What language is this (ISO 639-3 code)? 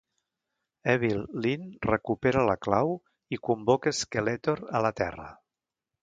cat